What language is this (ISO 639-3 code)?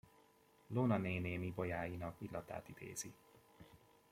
hun